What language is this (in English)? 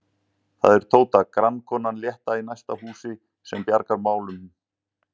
Icelandic